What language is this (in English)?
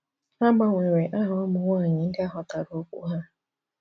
Igbo